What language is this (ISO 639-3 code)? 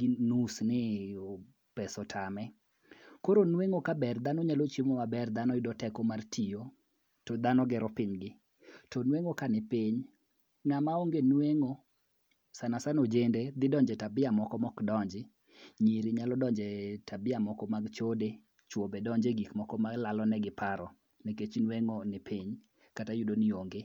luo